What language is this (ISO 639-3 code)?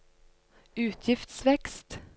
nor